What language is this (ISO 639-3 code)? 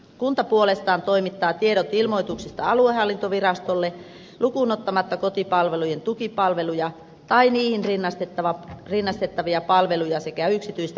fin